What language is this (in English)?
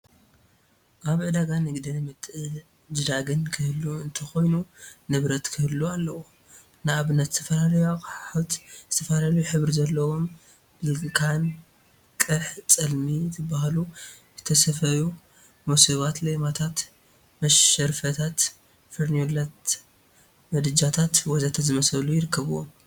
Tigrinya